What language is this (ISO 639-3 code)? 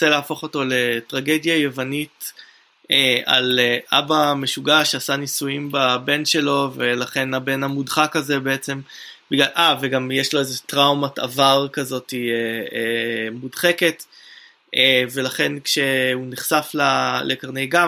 heb